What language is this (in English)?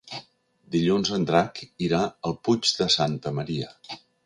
Catalan